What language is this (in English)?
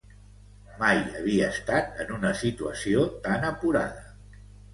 Catalan